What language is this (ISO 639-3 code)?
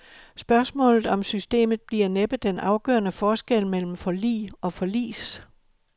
dan